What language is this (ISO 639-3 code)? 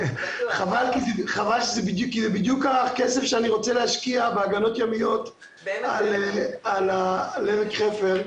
heb